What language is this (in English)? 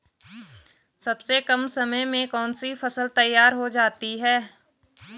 Hindi